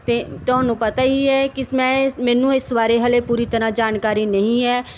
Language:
Punjabi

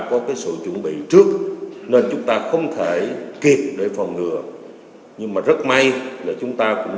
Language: Vietnamese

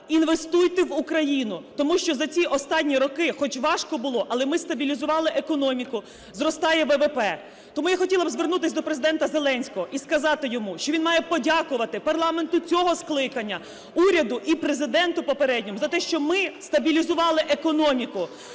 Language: Ukrainian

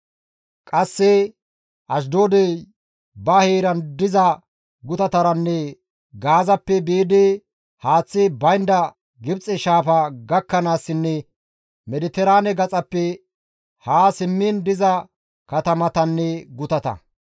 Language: Gamo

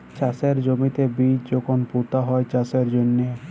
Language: Bangla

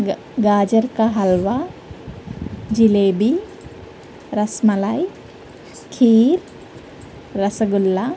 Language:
Telugu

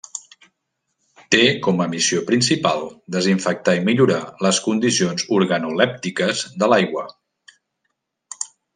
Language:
Catalan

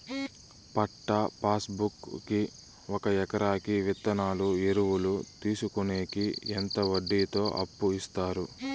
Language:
Telugu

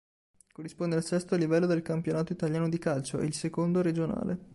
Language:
Italian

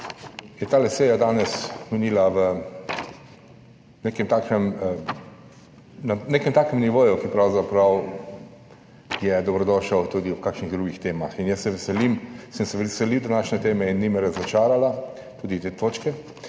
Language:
Slovenian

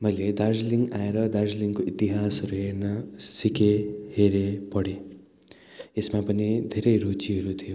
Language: Nepali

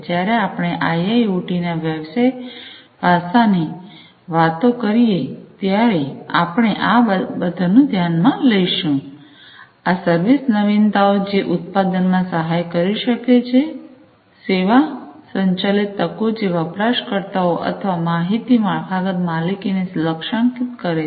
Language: Gujarati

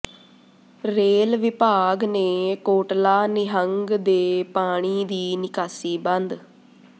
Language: Punjabi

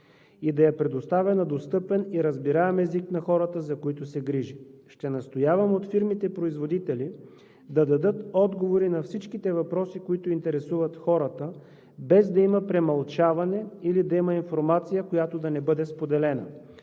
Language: Bulgarian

